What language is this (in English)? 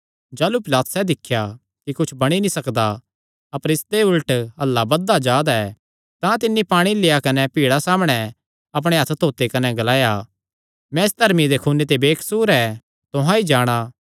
Kangri